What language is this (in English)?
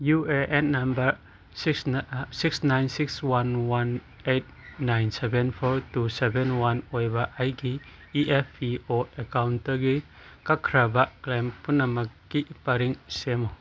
Manipuri